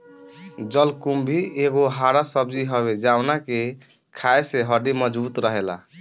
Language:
Bhojpuri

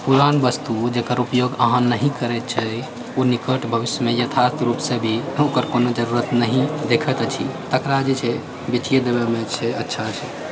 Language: Maithili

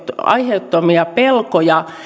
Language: Finnish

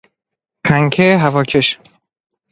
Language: Persian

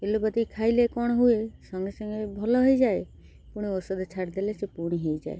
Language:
Odia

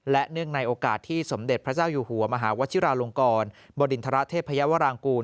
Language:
Thai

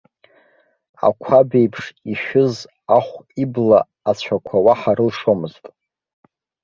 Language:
Abkhazian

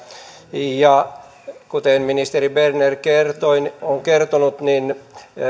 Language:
Finnish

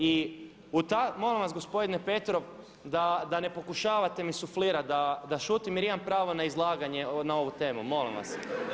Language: Croatian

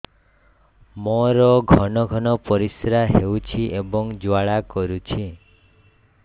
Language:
Odia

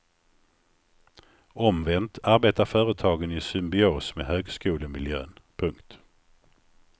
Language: Swedish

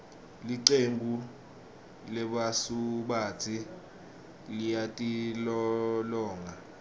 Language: Swati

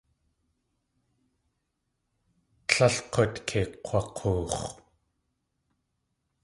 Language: Tlingit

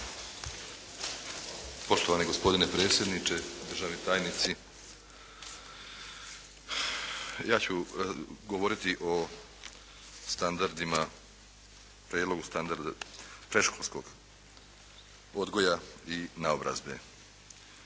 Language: Croatian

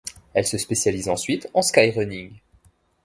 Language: French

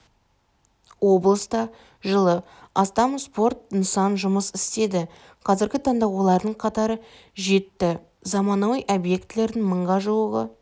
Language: Kazakh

